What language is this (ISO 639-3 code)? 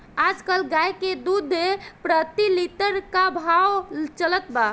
bho